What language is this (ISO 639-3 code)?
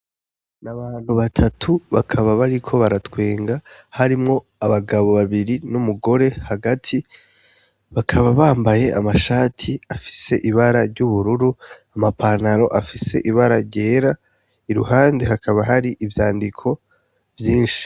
run